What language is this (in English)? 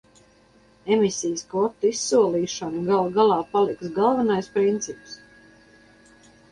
Latvian